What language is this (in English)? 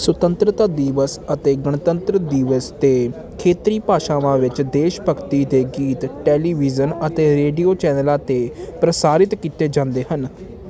Punjabi